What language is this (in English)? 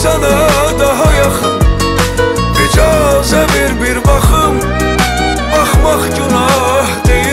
Arabic